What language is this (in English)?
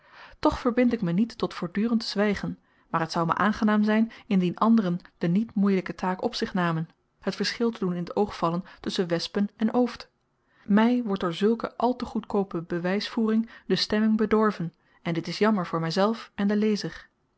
Dutch